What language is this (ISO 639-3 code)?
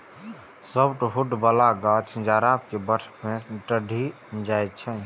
mai